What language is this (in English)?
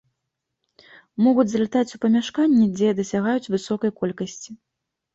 Belarusian